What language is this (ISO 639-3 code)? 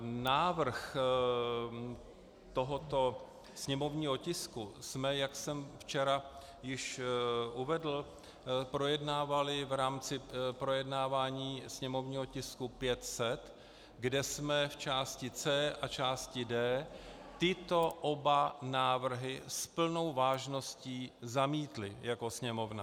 ces